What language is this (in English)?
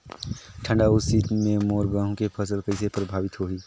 Chhattisgarhi